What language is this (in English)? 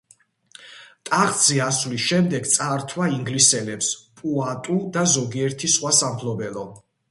Georgian